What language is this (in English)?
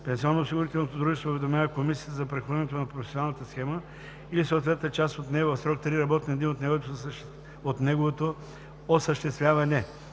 Bulgarian